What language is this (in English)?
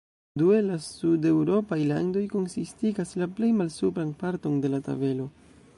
Esperanto